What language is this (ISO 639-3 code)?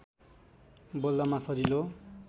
nep